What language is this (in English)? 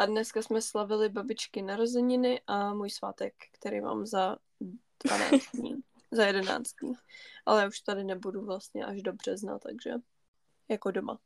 Czech